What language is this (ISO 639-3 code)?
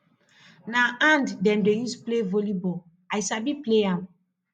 pcm